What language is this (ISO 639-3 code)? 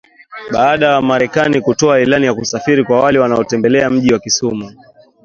swa